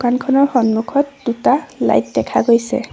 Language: Assamese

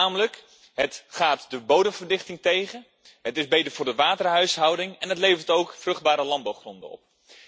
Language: Dutch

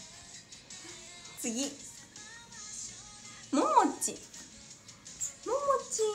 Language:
Japanese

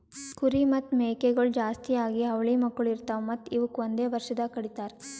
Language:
Kannada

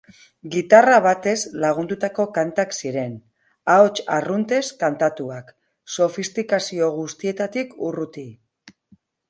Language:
Basque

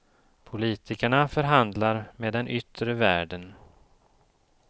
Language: Swedish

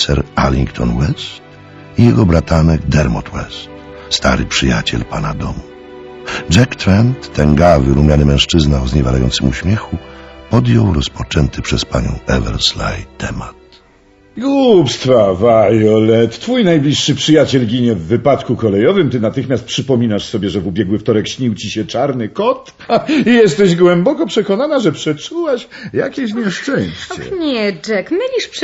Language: Polish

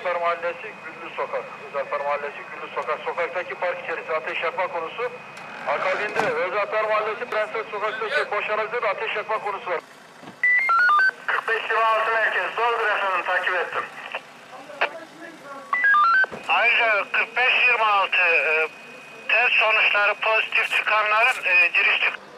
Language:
Turkish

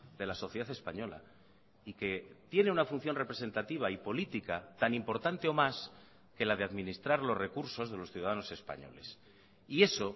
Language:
Spanish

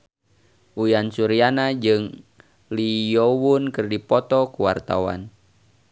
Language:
Sundanese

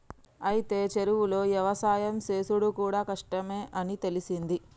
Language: Telugu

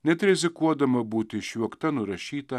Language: Lithuanian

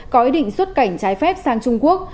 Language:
Vietnamese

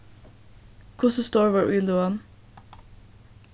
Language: Faroese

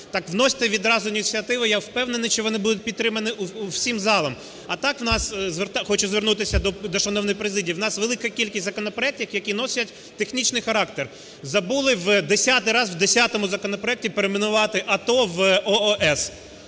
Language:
Ukrainian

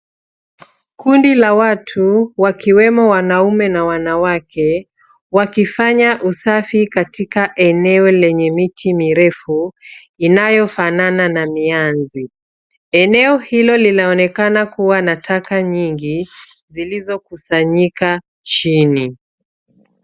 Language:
Swahili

